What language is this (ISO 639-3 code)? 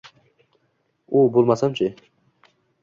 uzb